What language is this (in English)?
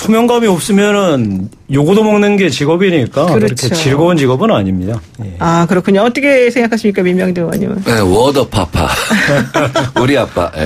Korean